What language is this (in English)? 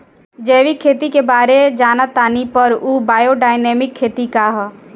Bhojpuri